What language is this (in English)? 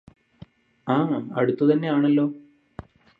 Malayalam